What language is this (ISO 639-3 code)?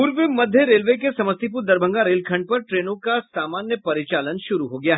hin